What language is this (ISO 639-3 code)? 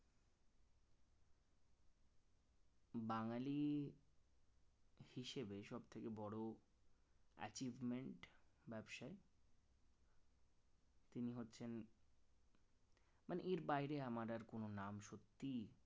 ben